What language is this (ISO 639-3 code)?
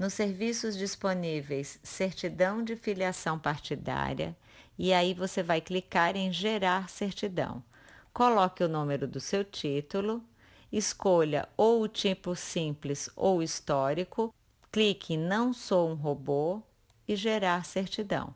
por